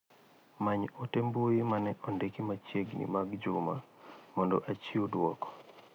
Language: Luo (Kenya and Tanzania)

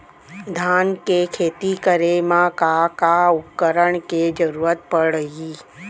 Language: Chhattisgarhi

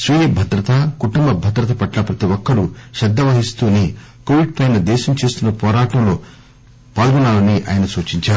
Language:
Telugu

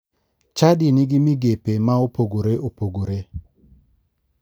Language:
Luo (Kenya and Tanzania)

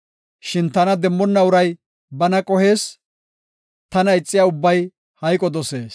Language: Gofa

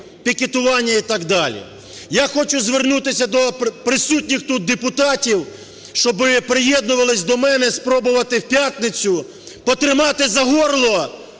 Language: Ukrainian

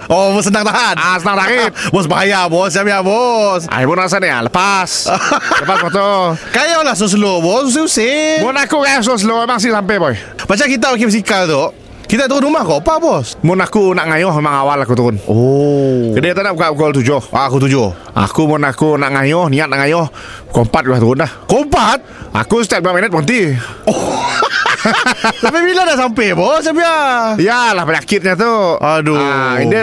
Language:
Malay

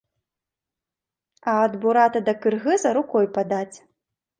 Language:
Belarusian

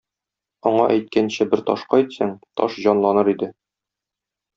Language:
Tatar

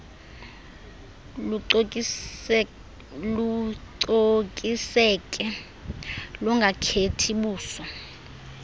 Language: Xhosa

